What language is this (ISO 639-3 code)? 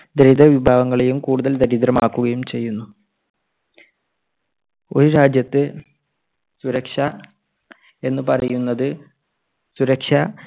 mal